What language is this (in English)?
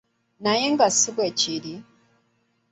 Ganda